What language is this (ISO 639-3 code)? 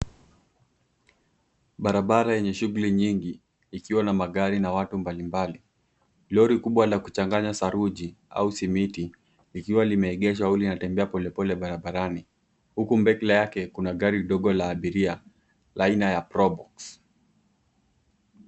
swa